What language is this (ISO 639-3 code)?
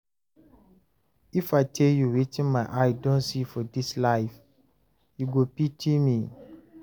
pcm